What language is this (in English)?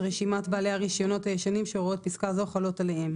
Hebrew